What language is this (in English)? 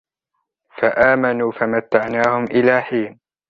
Arabic